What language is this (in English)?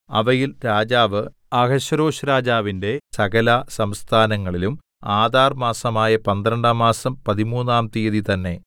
Malayalam